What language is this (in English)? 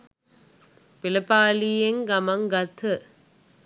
Sinhala